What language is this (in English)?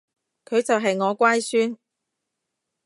Cantonese